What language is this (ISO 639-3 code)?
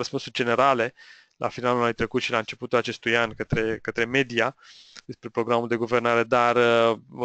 ron